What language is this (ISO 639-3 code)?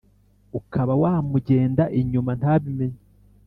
kin